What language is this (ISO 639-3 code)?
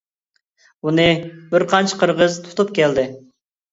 uig